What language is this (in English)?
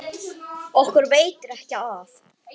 Icelandic